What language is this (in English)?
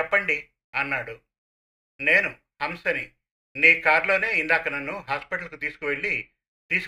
Telugu